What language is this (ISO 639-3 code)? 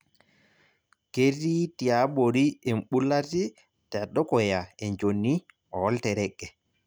mas